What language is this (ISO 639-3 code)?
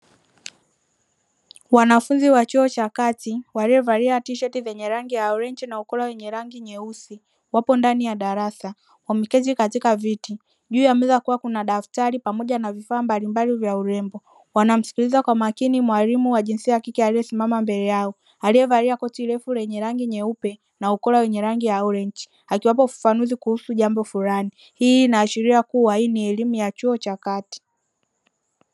swa